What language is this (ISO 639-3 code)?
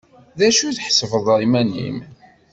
kab